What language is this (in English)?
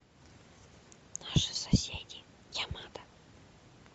Russian